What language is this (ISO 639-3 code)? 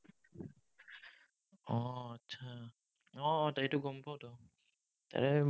asm